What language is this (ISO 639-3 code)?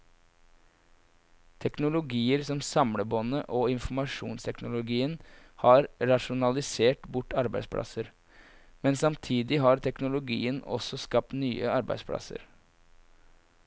nor